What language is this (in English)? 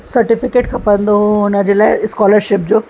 Sindhi